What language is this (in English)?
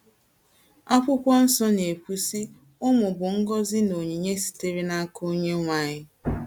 Igbo